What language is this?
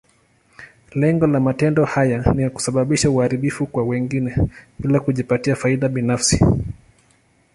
Swahili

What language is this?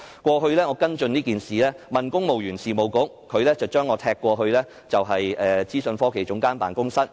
Cantonese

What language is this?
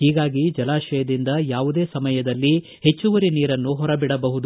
Kannada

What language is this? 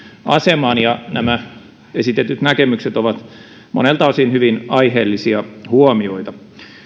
Finnish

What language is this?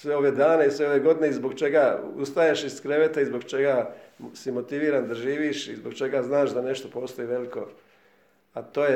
Croatian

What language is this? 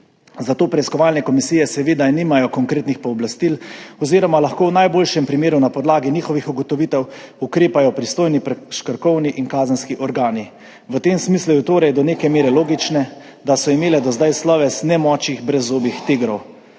Slovenian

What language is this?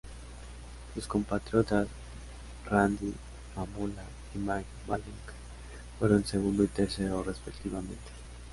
Spanish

